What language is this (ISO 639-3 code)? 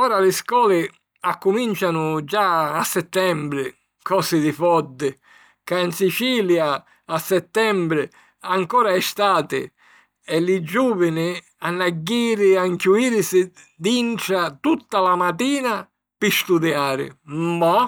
scn